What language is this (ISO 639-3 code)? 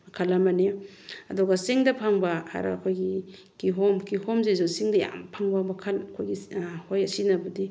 mni